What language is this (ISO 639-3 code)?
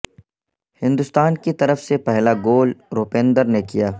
urd